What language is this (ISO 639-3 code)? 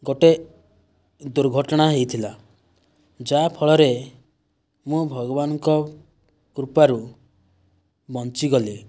ori